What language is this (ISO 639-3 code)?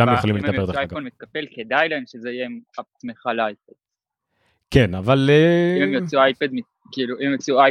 heb